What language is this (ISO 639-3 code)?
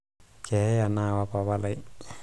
mas